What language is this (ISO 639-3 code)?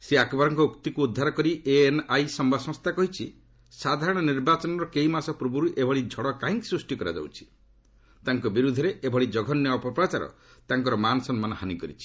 ori